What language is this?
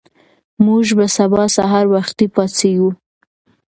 Pashto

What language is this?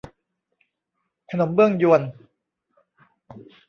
Thai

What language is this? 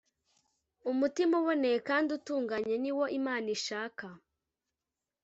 Kinyarwanda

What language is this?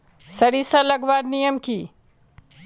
Magahi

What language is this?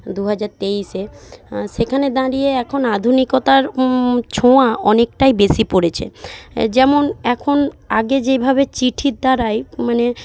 Bangla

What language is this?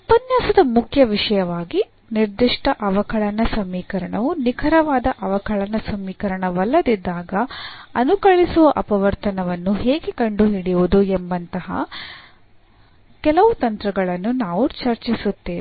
Kannada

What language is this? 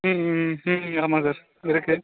Tamil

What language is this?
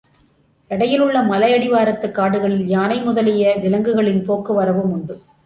Tamil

